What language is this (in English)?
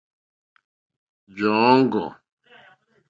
Mokpwe